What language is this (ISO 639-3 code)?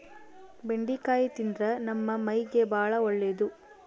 kan